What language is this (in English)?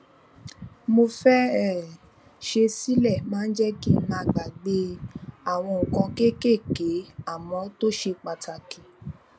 Yoruba